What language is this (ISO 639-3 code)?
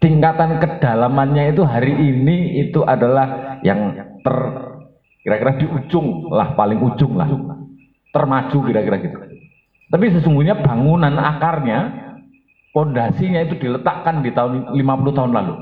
ind